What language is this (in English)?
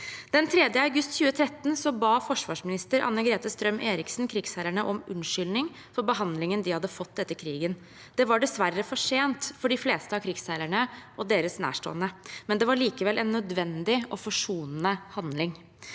Norwegian